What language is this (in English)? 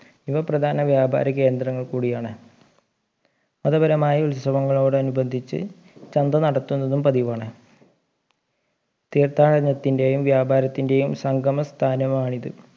Malayalam